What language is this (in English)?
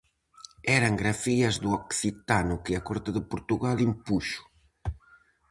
Galician